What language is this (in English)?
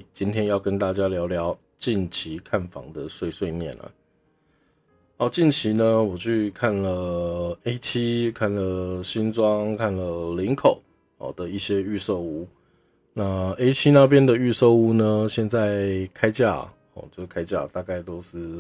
Chinese